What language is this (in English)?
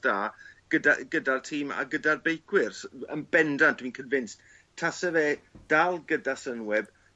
Welsh